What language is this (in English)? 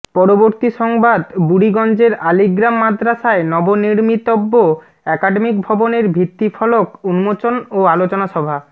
Bangla